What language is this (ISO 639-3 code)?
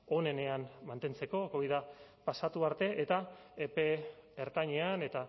eus